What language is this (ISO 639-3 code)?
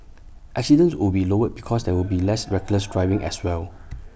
eng